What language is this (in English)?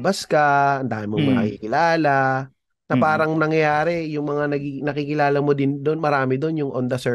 Filipino